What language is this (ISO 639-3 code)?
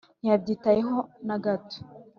kin